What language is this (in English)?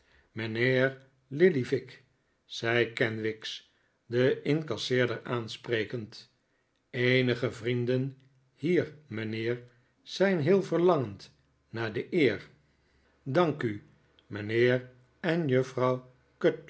Dutch